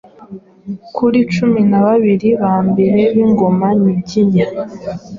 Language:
Kinyarwanda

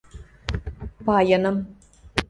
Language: Western Mari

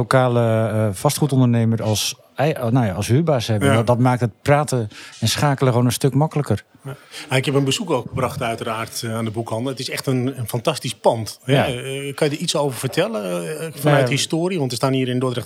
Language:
Dutch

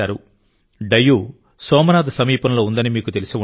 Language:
Telugu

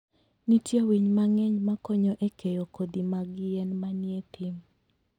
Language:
Luo (Kenya and Tanzania)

